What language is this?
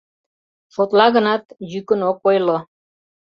Mari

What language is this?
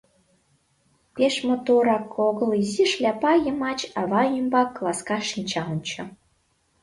Mari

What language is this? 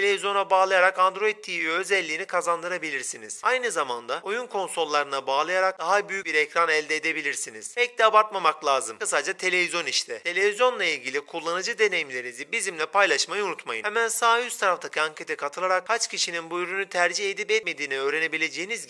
Turkish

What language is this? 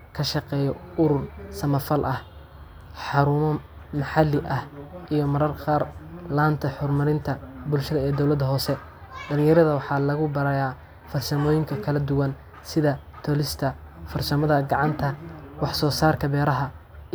Somali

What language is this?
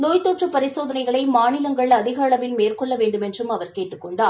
Tamil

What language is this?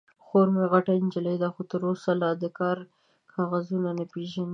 Pashto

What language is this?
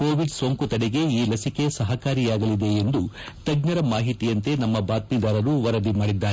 Kannada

